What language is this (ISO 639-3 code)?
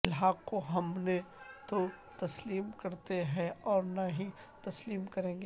urd